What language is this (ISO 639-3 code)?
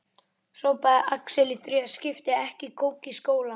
isl